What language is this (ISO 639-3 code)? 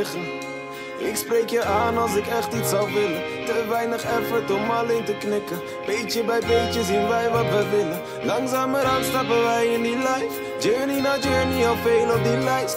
nld